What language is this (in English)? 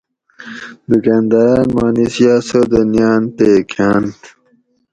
Gawri